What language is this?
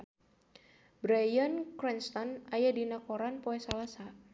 Sundanese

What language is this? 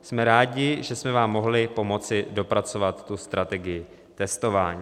Czech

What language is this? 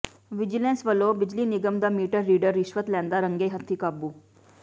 Punjabi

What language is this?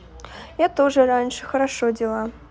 Russian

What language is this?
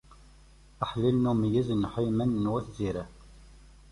Kabyle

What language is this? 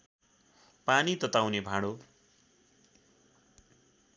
Nepali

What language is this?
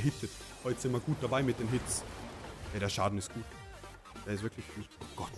German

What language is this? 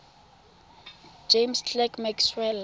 Tswana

